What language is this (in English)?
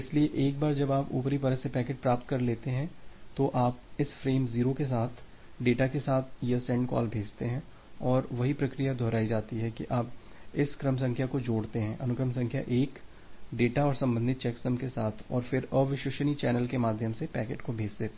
Hindi